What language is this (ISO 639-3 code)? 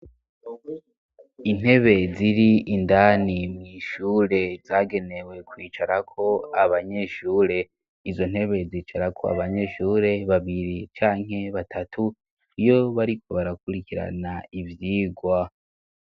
run